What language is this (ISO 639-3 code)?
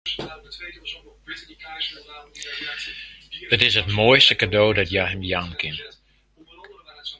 fry